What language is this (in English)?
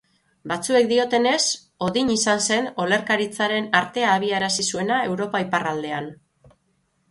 Basque